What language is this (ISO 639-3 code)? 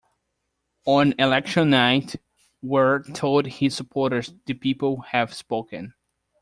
eng